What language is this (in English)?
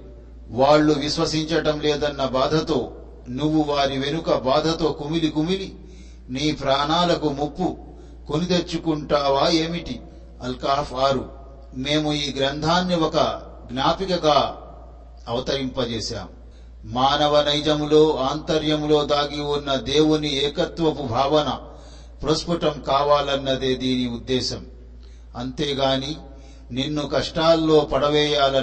Telugu